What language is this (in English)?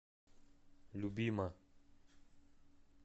Russian